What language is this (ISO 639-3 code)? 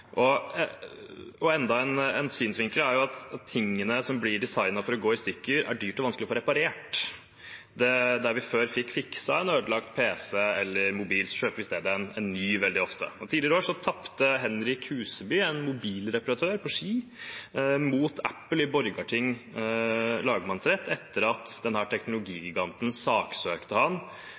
nob